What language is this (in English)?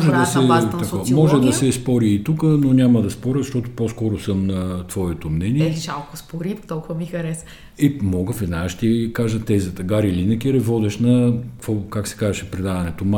Bulgarian